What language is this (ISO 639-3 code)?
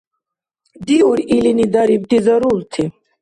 dar